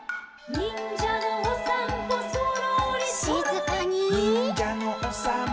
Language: Japanese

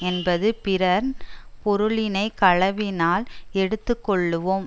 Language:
Tamil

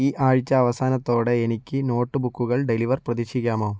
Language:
Malayalam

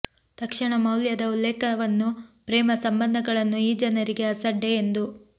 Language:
Kannada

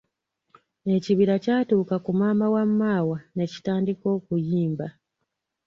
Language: Ganda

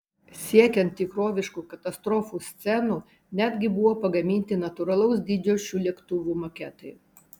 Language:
Lithuanian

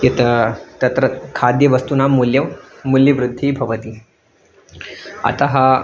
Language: Sanskrit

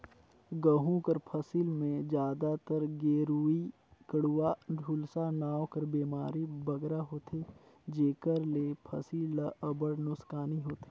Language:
Chhattisgarhi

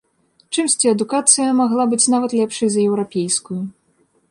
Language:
Belarusian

